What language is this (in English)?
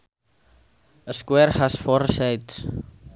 Sundanese